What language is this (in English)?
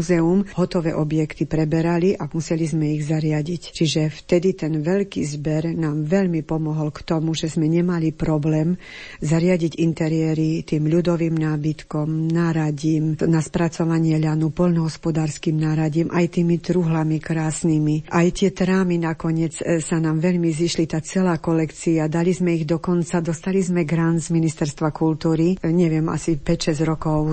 Slovak